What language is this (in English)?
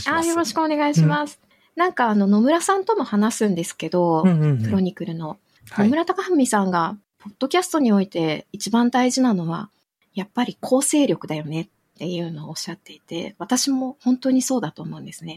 Japanese